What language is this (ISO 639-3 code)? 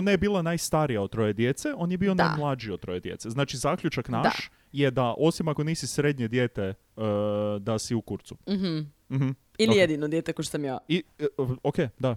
hrv